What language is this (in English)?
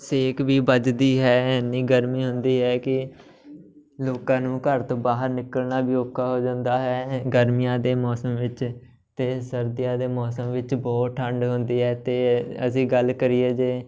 Punjabi